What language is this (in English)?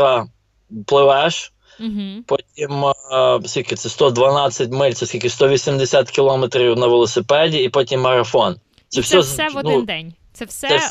Ukrainian